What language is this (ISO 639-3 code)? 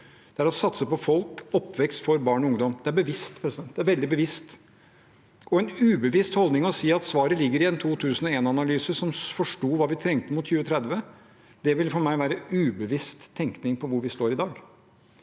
nor